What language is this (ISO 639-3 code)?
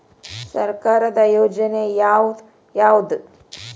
kan